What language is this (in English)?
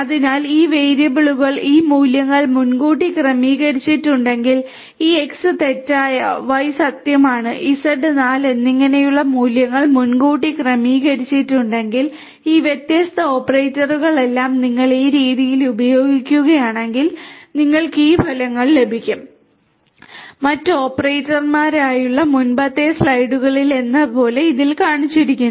Malayalam